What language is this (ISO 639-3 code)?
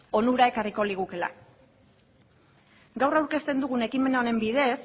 eus